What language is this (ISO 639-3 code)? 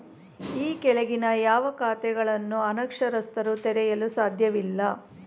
kan